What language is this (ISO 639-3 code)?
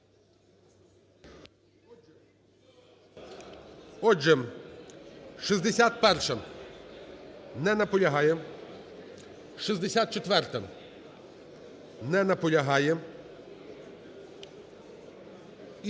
ukr